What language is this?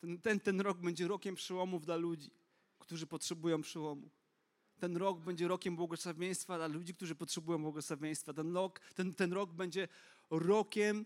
Polish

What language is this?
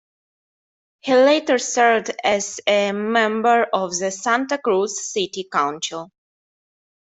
English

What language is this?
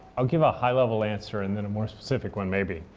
English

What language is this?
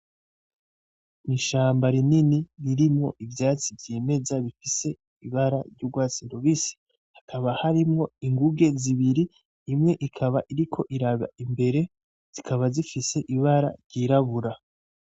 Rundi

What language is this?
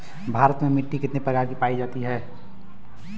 Bhojpuri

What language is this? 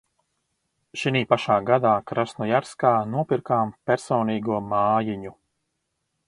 Latvian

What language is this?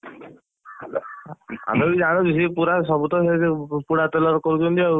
Odia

